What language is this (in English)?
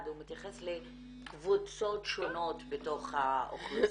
Hebrew